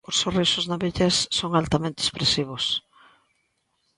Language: Galician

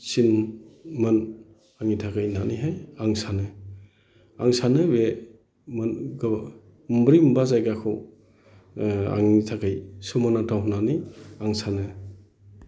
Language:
Bodo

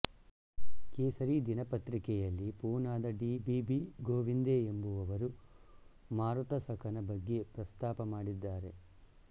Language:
Kannada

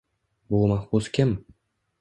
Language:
Uzbek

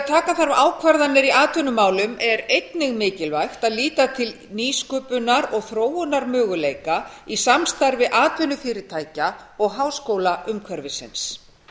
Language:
Icelandic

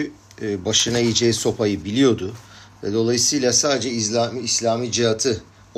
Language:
Turkish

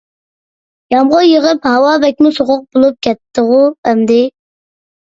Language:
Uyghur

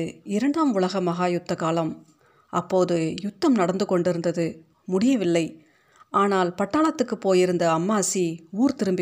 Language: Tamil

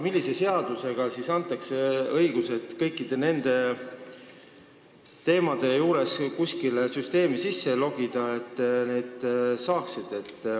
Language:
Estonian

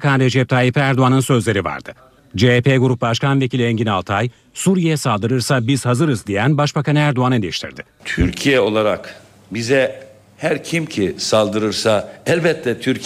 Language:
Turkish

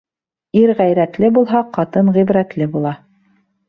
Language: Bashkir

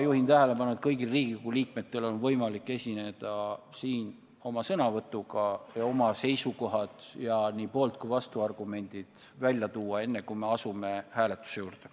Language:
Estonian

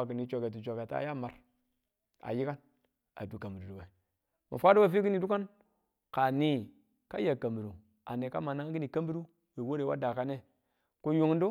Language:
Tula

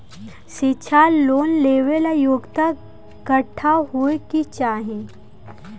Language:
Bhojpuri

